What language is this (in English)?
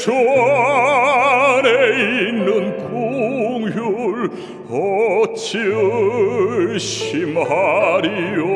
Korean